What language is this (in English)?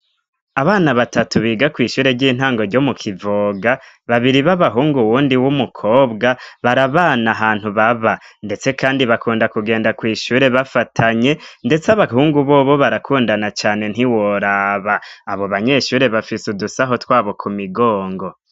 Rundi